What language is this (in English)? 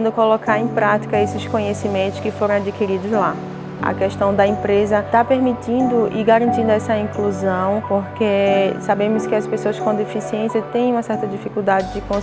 Portuguese